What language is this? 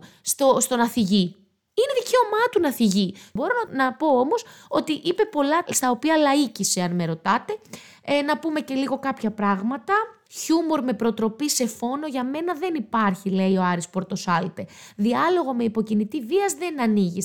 Greek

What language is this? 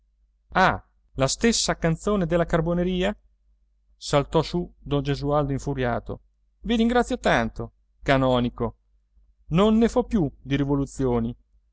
Italian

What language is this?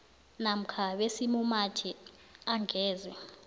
South Ndebele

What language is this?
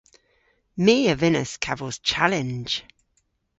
Cornish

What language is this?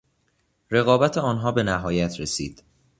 Persian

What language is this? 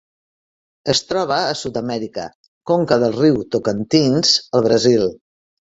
Catalan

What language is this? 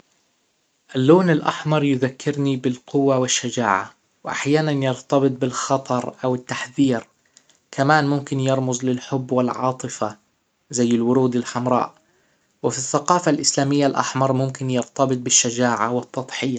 Hijazi Arabic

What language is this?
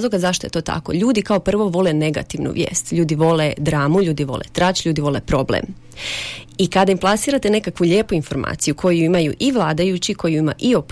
Croatian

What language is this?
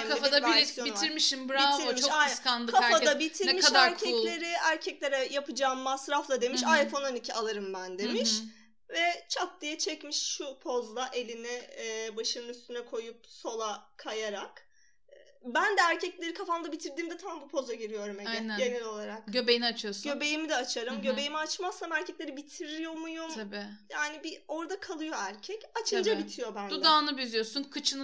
Turkish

